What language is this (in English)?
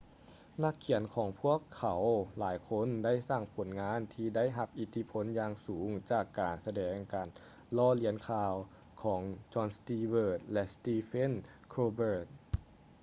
Lao